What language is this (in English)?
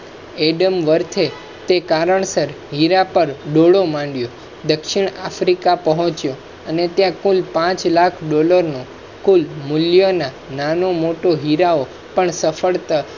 Gujarati